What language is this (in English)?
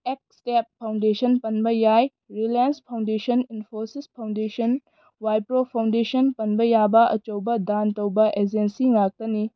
Manipuri